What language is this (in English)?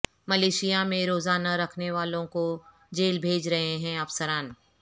Urdu